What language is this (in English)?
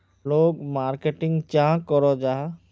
Magahi